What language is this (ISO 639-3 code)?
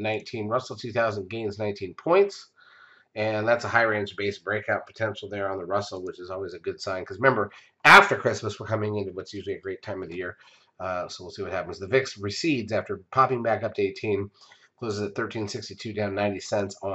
eng